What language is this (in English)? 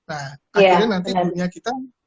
Indonesian